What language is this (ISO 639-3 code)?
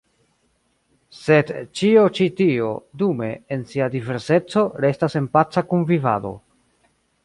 epo